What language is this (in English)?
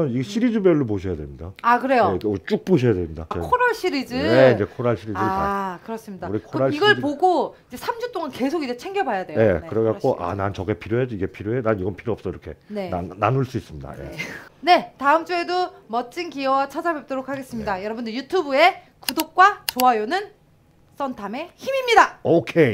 Korean